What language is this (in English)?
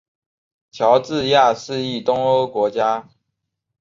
Chinese